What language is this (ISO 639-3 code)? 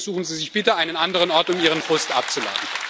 deu